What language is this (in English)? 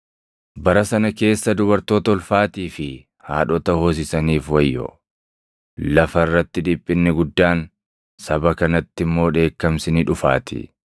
Oromo